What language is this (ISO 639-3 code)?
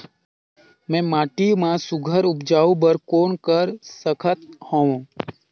hne